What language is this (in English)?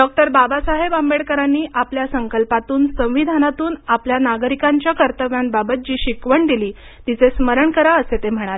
Marathi